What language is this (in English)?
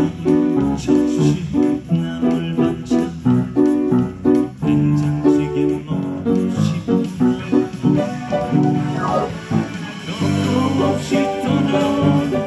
Korean